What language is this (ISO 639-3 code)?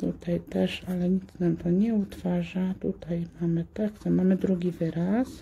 pol